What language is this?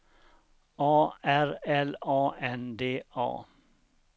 Swedish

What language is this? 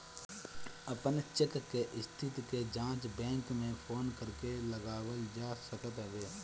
Bhojpuri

